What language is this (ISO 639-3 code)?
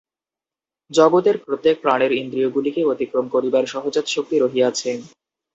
ben